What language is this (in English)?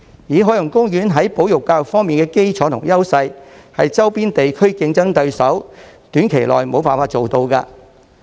Cantonese